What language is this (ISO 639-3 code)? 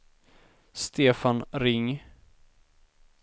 swe